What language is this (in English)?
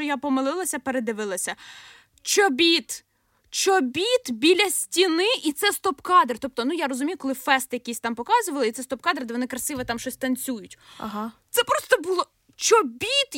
Ukrainian